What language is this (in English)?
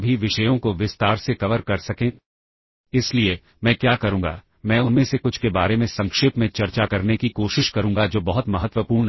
Hindi